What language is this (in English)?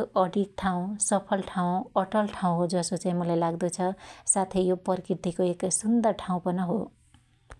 Dotyali